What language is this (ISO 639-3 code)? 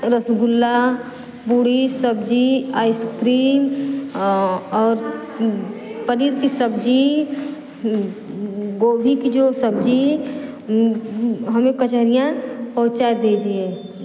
hin